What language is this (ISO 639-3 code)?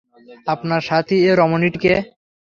ben